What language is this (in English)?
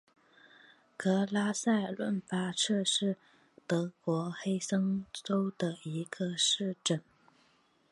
Chinese